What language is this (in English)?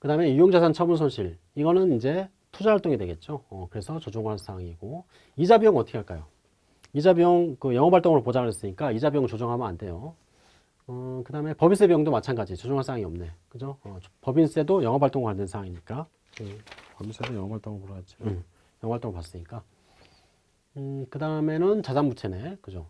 Korean